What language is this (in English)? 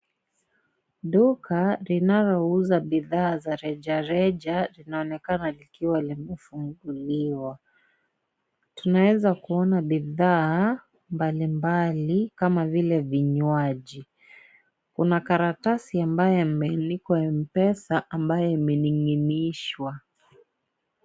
Swahili